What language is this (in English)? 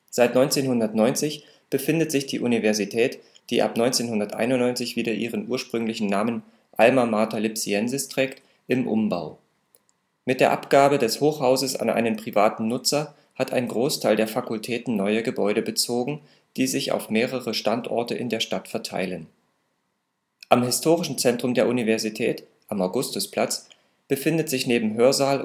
German